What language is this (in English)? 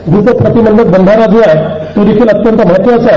Marathi